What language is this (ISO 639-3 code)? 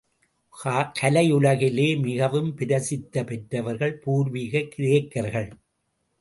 tam